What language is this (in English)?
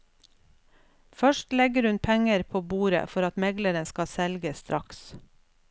Norwegian